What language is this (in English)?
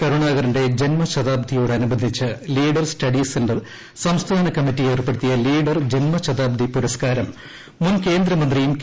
Malayalam